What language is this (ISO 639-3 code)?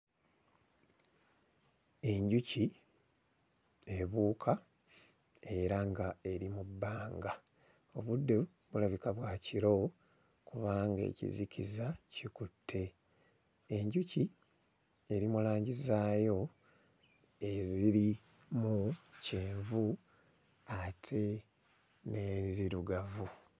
lug